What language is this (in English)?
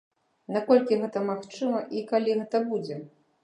Belarusian